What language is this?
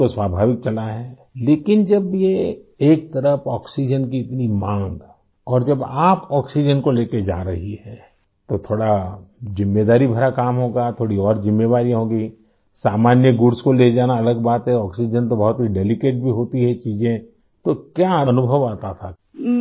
Urdu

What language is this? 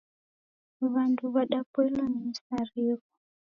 Taita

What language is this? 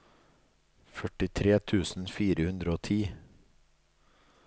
Norwegian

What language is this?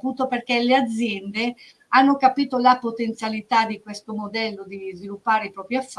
Italian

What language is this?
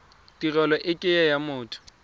Tswana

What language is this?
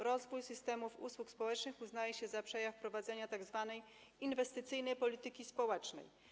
Polish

